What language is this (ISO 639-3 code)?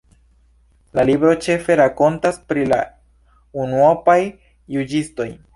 epo